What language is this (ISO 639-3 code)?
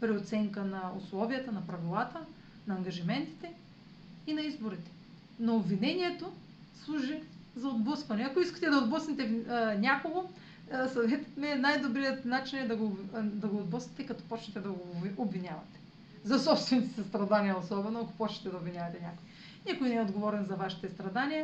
bul